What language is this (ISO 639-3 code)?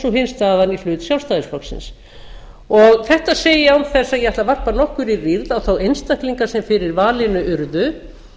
isl